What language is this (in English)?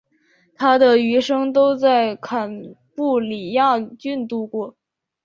Chinese